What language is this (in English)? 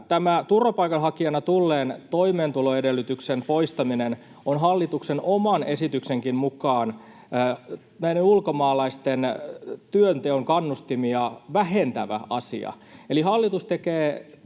Finnish